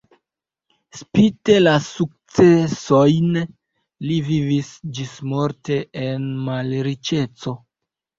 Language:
Esperanto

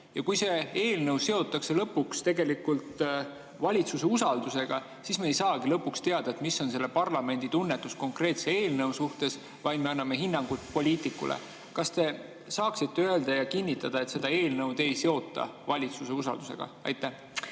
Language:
Estonian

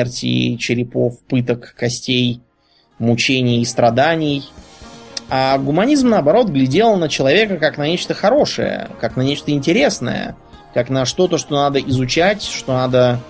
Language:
Russian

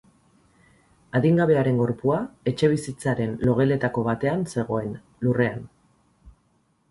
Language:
Basque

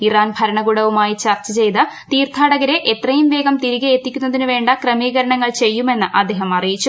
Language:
Malayalam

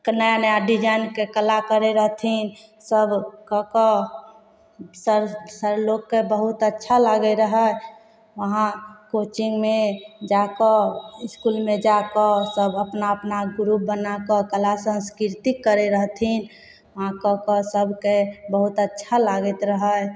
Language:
Maithili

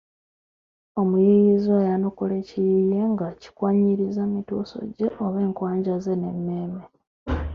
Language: Ganda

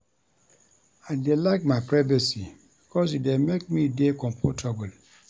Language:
Nigerian Pidgin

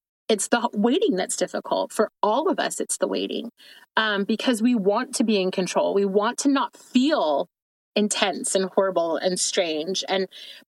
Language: English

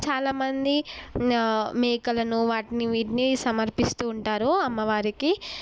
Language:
Telugu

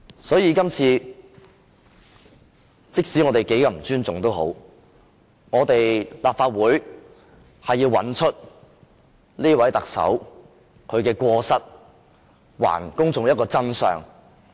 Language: Cantonese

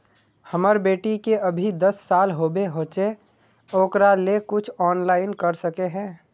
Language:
Magahi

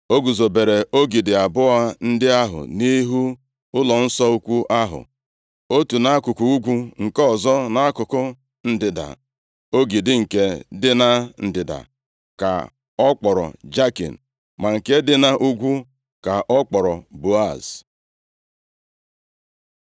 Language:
Igbo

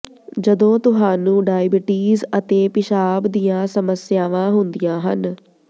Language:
Punjabi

